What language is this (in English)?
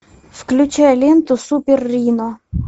Russian